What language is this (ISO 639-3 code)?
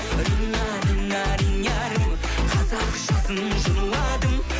kaz